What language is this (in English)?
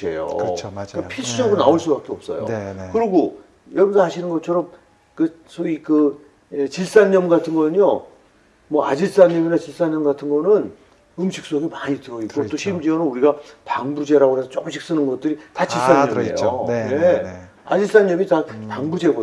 Korean